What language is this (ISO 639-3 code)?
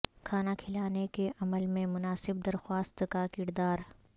urd